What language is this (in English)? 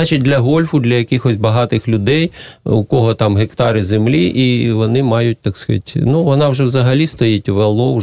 Ukrainian